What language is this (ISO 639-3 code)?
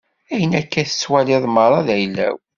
kab